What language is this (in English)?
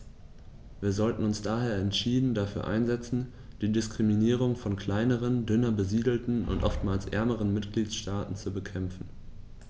German